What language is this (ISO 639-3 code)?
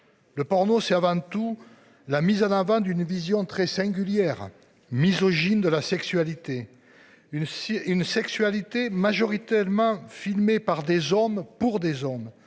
fra